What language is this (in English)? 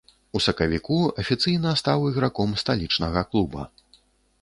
Belarusian